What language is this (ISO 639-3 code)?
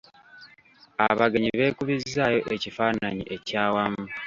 lug